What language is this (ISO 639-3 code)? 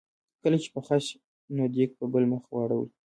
pus